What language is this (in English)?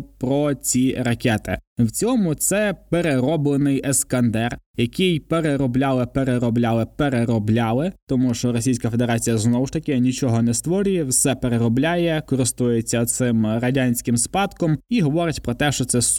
Ukrainian